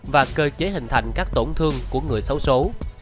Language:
Vietnamese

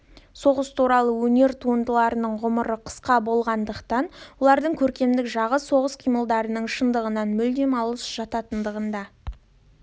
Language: Kazakh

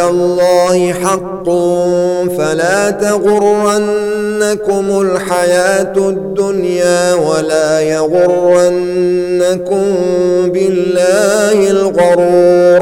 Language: Arabic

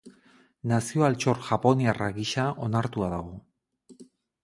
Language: Basque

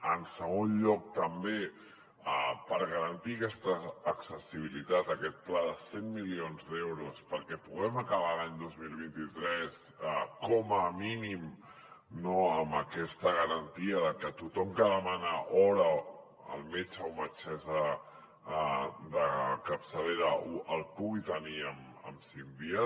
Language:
Catalan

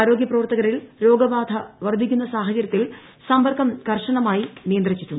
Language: Malayalam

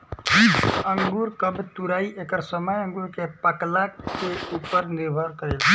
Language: Bhojpuri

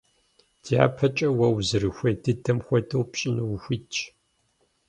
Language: Kabardian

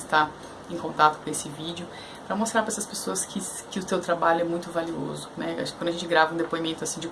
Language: Portuguese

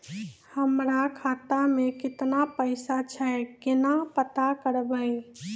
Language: Maithili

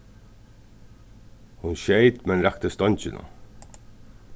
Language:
Faroese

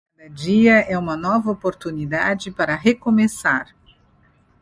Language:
Portuguese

